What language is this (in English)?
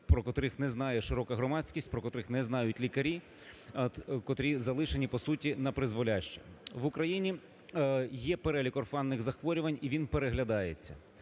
Ukrainian